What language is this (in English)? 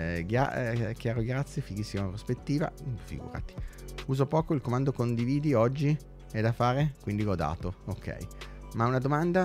Italian